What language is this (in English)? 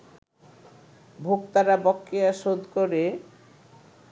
Bangla